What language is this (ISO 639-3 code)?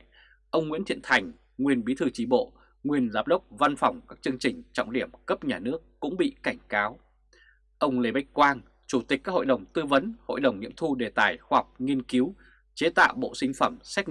vie